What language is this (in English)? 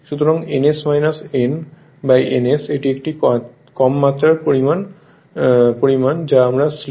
Bangla